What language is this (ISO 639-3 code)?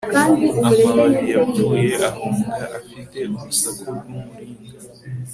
kin